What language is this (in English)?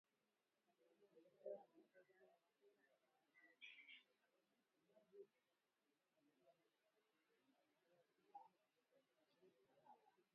Swahili